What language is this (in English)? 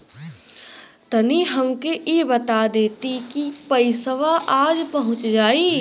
Bhojpuri